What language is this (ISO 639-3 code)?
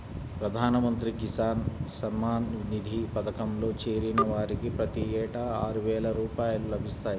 tel